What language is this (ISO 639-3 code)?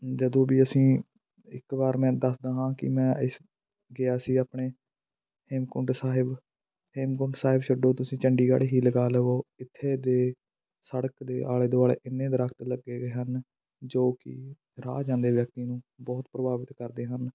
pan